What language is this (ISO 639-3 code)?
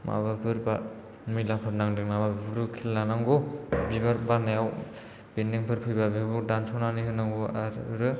brx